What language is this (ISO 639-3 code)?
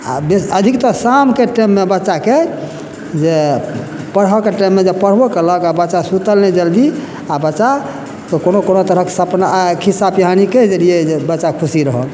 mai